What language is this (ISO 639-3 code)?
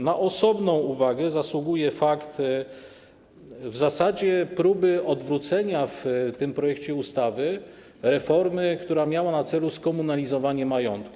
pol